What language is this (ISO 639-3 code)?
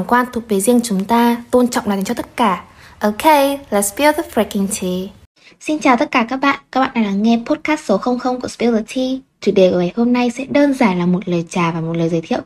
vie